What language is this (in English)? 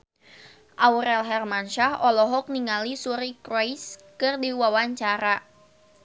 Sundanese